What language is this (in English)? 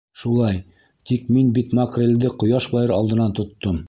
Bashkir